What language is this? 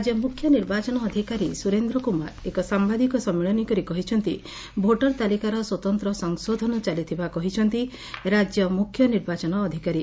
Odia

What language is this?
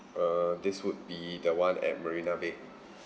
English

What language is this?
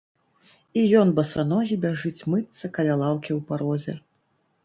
Belarusian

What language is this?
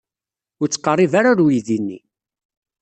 Kabyle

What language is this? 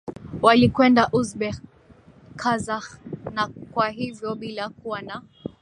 Swahili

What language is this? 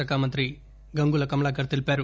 Telugu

